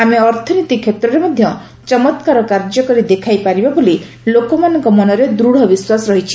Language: Odia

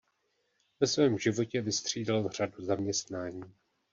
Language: Czech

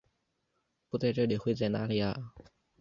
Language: Chinese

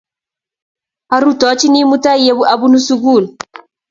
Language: Kalenjin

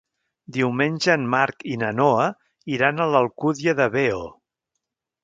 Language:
Catalan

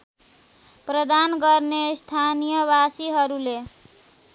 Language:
Nepali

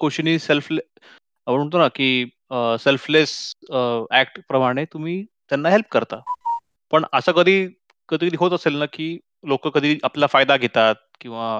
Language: Marathi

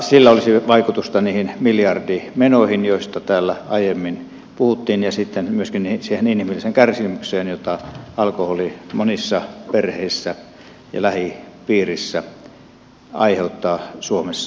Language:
Finnish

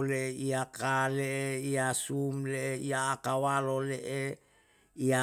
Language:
Yalahatan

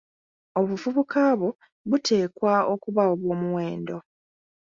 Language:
Ganda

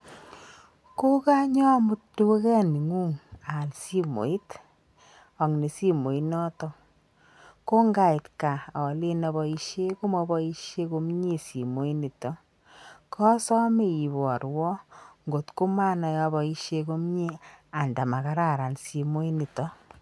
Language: Kalenjin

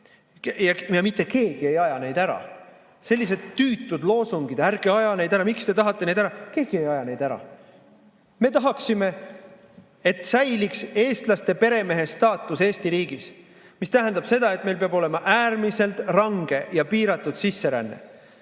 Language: Estonian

